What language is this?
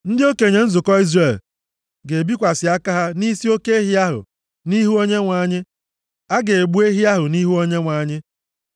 Igbo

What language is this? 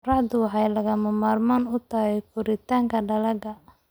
Somali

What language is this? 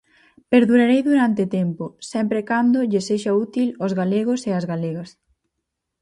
Galician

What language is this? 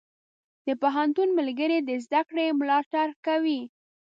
Pashto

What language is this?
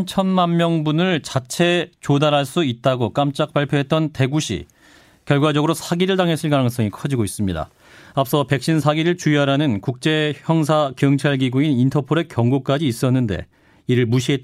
Korean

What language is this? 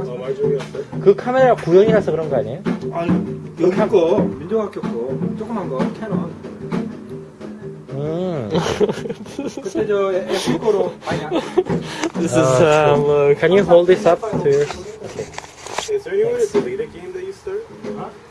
English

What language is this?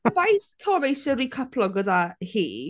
Welsh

